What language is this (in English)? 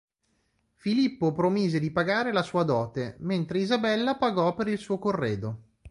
Italian